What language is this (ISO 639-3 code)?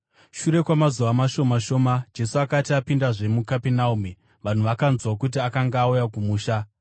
sna